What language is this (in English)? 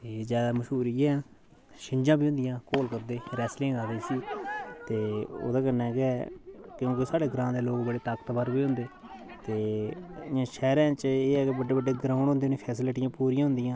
Dogri